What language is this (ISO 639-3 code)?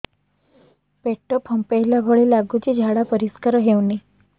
ori